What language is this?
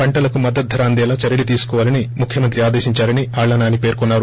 Telugu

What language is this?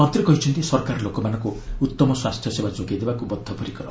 Odia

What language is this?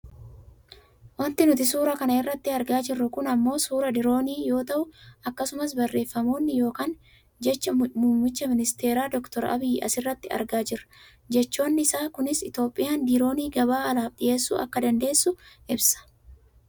Oromo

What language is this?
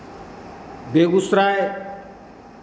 Hindi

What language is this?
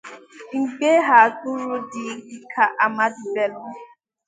Igbo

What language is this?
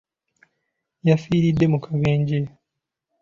Ganda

